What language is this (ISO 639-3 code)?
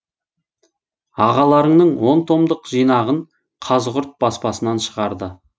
kaz